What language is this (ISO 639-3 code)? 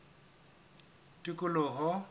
sot